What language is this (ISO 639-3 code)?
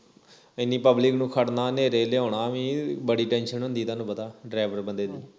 pan